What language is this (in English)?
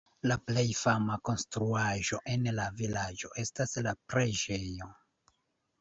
Esperanto